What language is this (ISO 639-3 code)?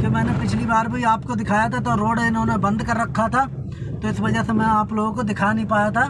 hin